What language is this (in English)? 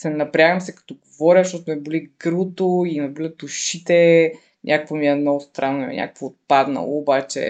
Bulgarian